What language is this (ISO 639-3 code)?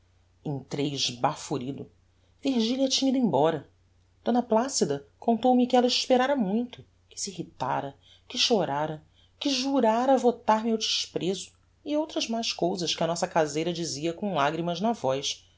por